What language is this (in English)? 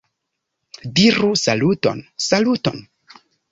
Esperanto